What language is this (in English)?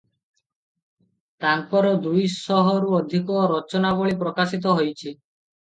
Odia